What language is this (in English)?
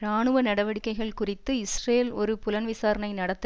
Tamil